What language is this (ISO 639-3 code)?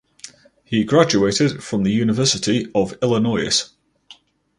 eng